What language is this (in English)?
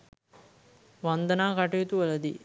Sinhala